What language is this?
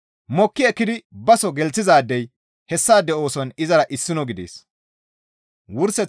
Gamo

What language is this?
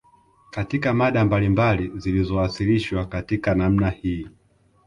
Swahili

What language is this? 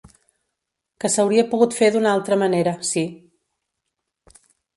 Catalan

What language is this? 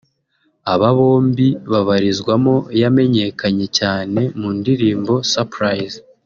Kinyarwanda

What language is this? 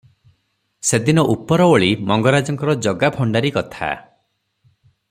Odia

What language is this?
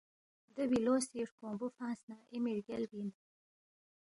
Balti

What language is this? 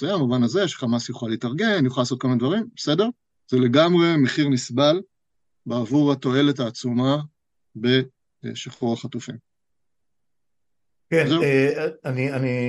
Hebrew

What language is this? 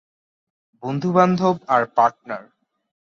Bangla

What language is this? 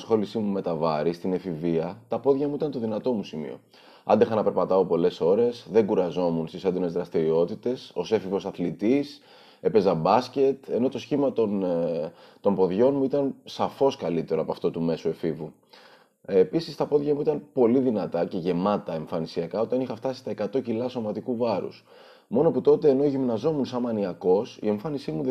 Greek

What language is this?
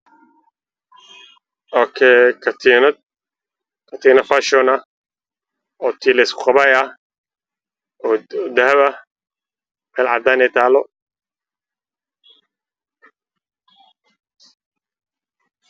Somali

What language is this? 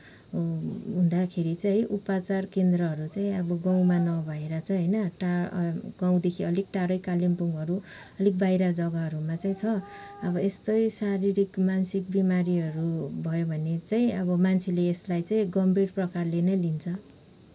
Nepali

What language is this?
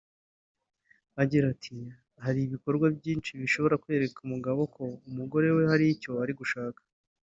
Kinyarwanda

